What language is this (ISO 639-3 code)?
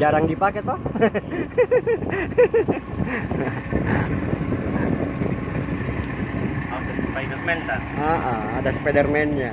ind